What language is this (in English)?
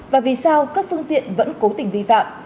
Vietnamese